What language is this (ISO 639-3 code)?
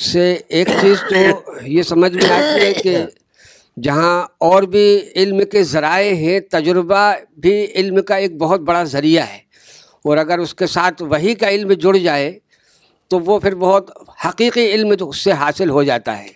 urd